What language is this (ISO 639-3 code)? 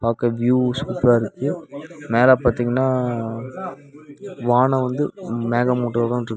tam